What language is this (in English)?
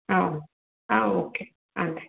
Tamil